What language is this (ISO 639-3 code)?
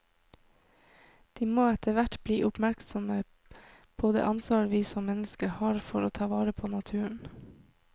nor